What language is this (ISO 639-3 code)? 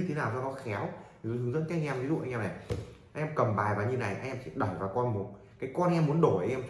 vie